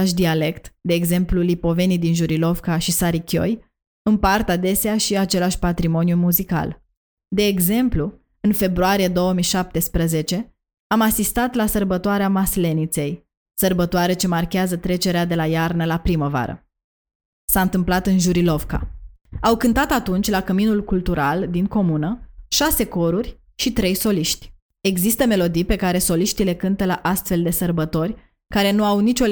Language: Romanian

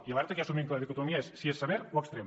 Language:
Catalan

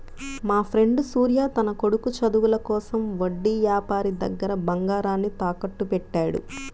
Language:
Telugu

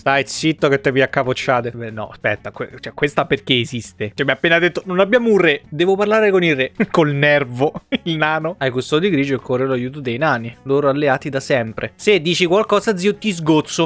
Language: Italian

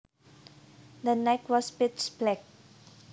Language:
Javanese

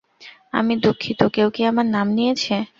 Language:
Bangla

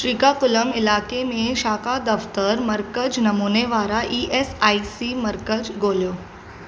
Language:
Sindhi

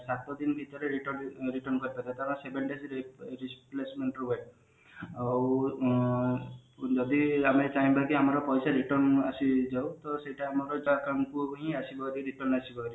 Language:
Odia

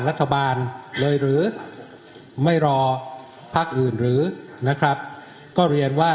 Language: Thai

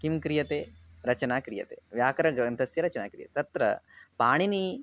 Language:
Sanskrit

